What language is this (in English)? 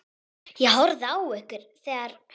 Icelandic